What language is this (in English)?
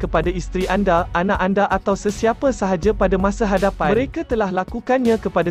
Malay